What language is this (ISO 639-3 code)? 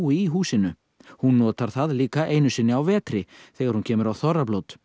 isl